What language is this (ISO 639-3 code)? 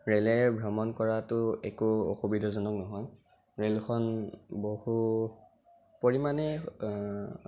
asm